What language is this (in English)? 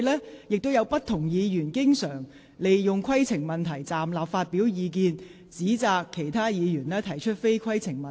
Cantonese